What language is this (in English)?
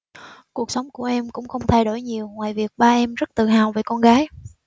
Vietnamese